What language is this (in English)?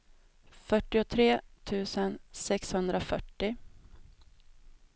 Swedish